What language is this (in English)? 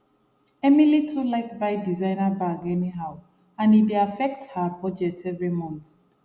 Nigerian Pidgin